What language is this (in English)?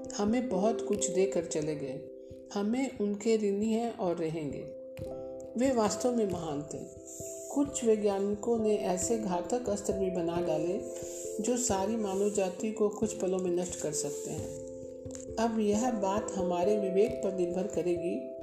Hindi